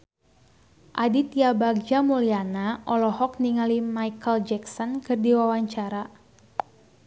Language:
Sundanese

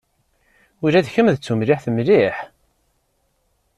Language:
Kabyle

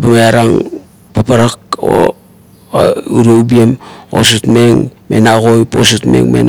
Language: Kuot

